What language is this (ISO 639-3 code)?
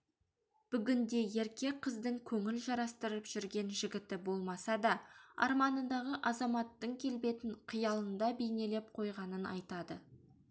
kaz